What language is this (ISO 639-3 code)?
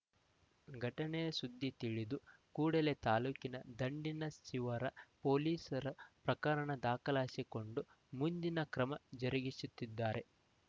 kan